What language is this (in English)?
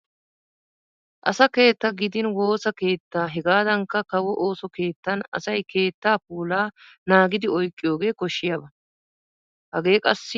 Wolaytta